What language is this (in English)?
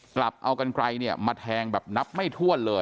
Thai